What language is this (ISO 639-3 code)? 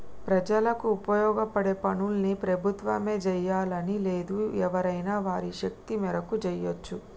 tel